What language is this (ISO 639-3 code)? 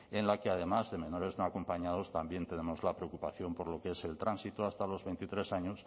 spa